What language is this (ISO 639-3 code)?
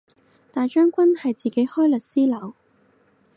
yue